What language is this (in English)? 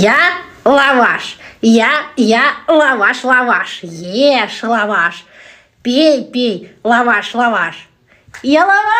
Russian